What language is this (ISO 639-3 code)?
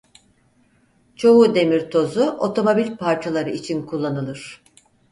tur